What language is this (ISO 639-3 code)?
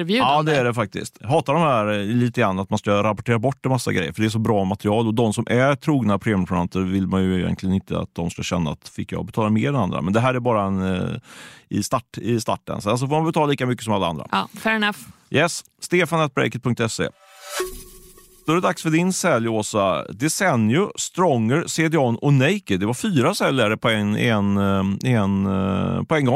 swe